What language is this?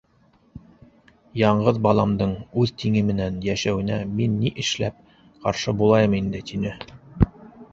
Bashkir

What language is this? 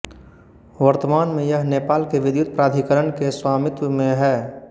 Hindi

